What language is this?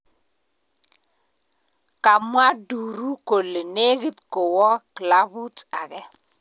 Kalenjin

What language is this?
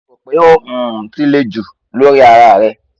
Yoruba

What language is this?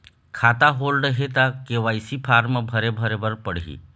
Chhattisgarhi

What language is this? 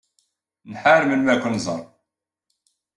Kabyle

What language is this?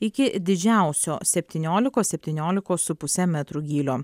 Lithuanian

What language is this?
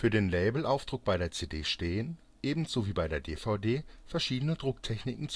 German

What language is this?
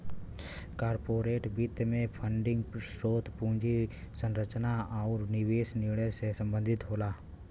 Bhojpuri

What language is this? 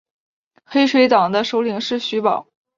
Chinese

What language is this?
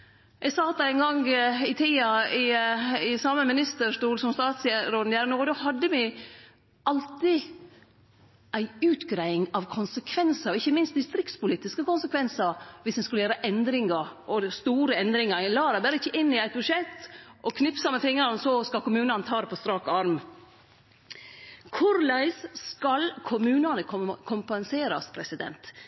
Norwegian Nynorsk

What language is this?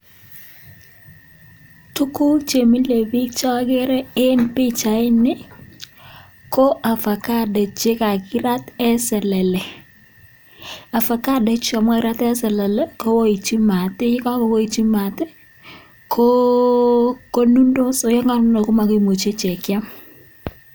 Kalenjin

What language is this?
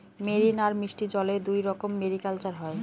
Bangla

